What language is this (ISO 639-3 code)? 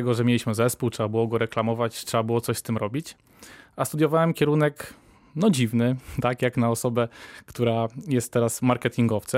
pol